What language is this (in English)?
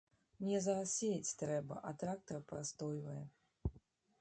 Belarusian